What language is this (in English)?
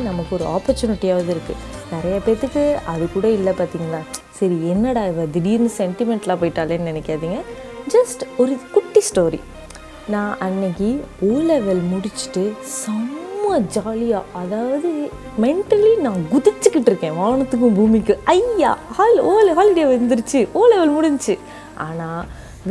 Tamil